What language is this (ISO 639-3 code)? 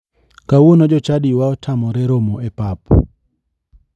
luo